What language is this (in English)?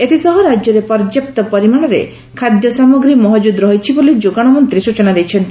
Odia